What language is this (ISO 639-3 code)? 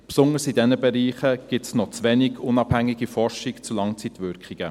gsw